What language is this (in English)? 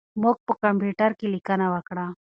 Pashto